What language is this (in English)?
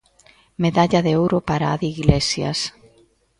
Galician